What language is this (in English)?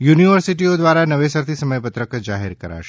Gujarati